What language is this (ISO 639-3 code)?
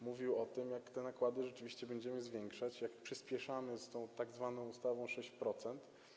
pol